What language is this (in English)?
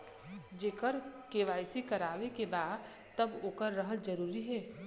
Bhojpuri